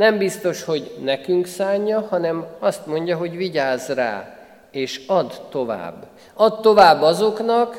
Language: Hungarian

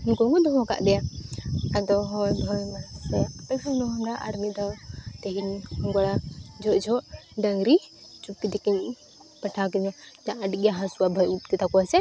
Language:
Santali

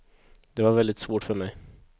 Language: Swedish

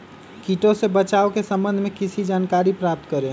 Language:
Magahi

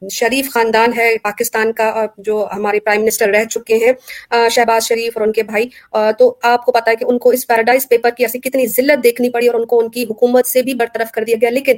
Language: Urdu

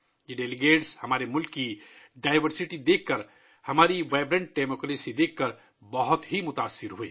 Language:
Urdu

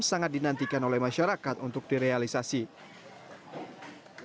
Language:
Indonesian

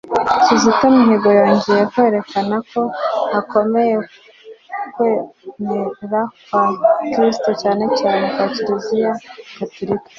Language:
Kinyarwanda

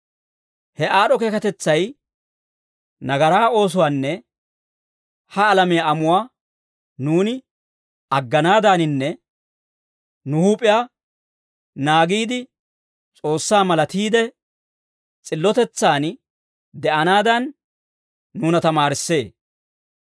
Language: Dawro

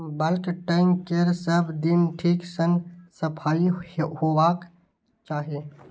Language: Maithili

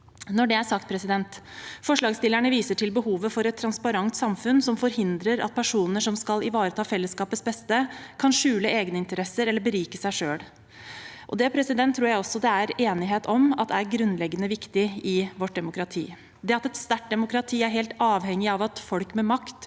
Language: Norwegian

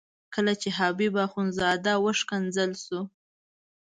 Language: Pashto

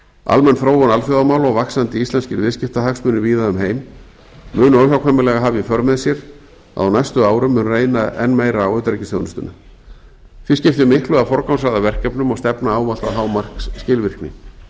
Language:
Icelandic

